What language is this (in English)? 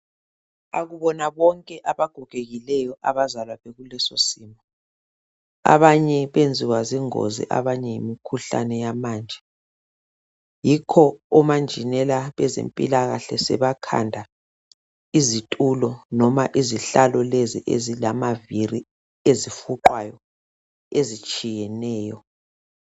North Ndebele